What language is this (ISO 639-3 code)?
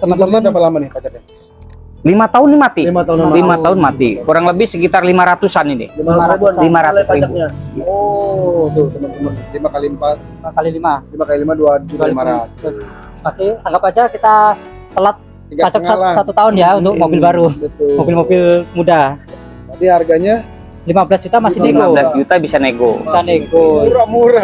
ind